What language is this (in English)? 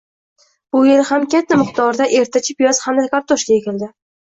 Uzbek